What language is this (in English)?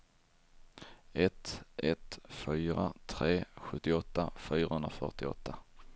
Swedish